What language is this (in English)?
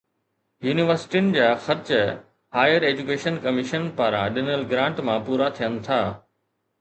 Sindhi